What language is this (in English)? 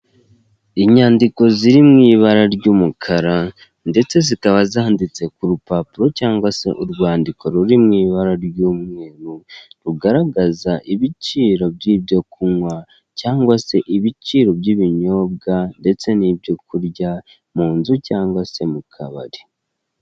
Kinyarwanda